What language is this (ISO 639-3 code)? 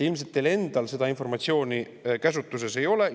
est